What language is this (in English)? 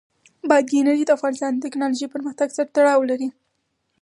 Pashto